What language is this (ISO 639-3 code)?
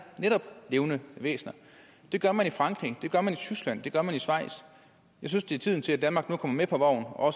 dan